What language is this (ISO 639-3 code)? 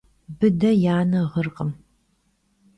kbd